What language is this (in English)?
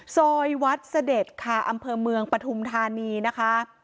Thai